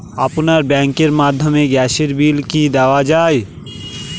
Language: Bangla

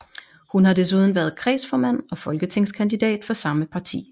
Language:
Danish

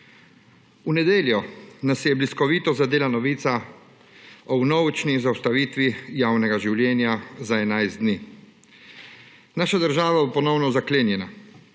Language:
Slovenian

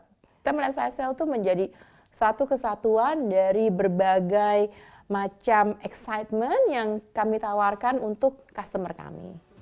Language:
Indonesian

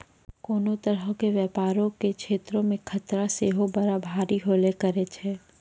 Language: Maithili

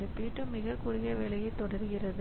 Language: Tamil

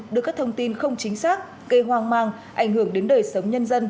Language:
Vietnamese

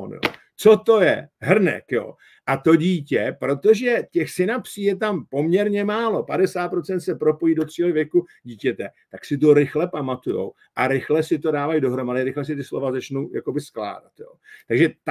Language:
Czech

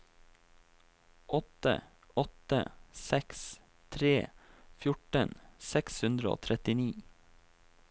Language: Norwegian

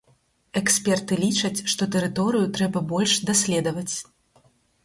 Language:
Belarusian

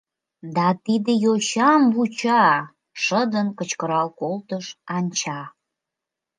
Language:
Mari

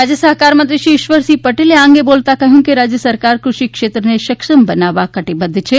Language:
Gujarati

